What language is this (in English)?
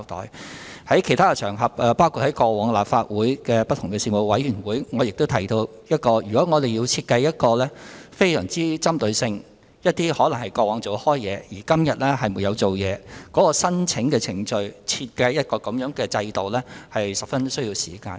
Cantonese